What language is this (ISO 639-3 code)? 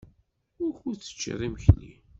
kab